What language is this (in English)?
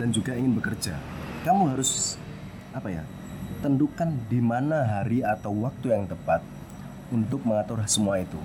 Indonesian